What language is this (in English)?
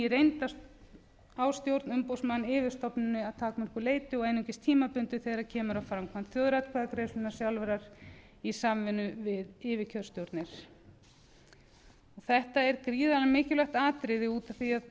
Icelandic